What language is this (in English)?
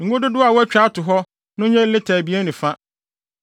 Akan